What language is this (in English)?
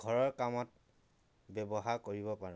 Assamese